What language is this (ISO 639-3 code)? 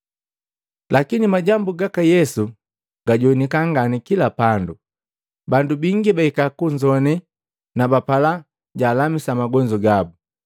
mgv